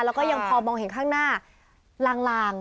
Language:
Thai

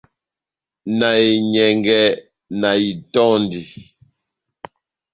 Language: Batanga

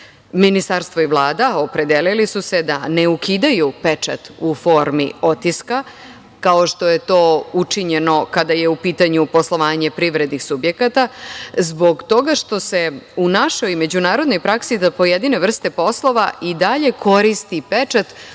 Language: Serbian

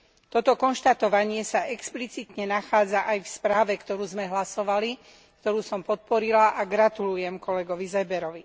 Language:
Slovak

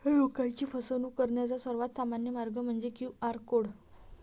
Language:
Marathi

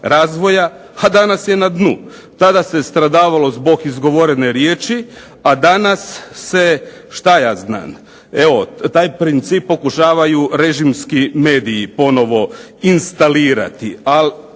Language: Croatian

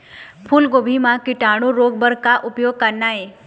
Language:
Chhattisgarhi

